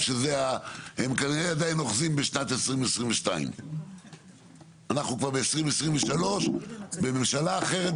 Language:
Hebrew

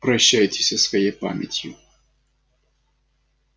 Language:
Russian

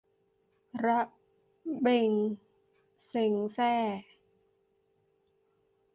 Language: Thai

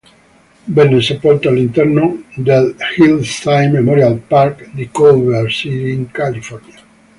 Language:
Italian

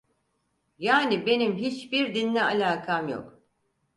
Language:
Turkish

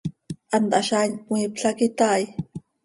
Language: Seri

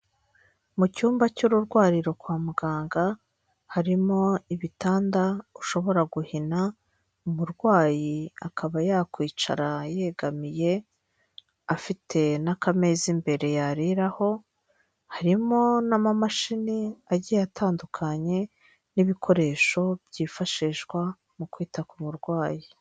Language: Kinyarwanda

